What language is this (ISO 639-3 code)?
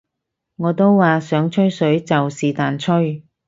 yue